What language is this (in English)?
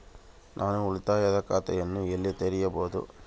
Kannada